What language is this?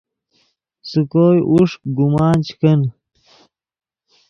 Yidgha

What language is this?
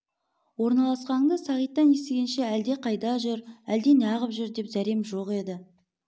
Kazakh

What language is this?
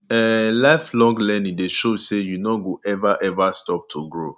Nigerian Pidgin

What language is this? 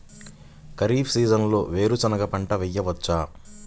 Telugu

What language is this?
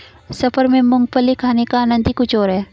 Hindi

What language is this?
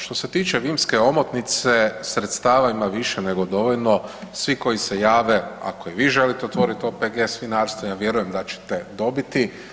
Croatian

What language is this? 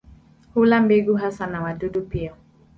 Swahili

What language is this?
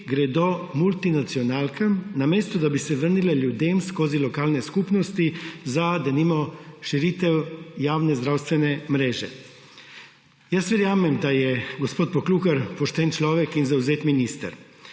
Slovenian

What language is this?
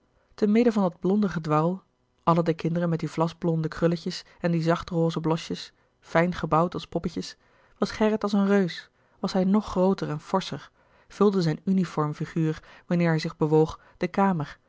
Dutch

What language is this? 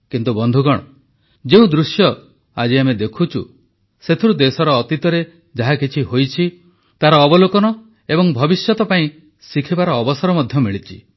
Odia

